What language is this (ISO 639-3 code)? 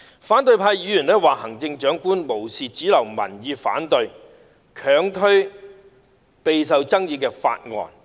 yue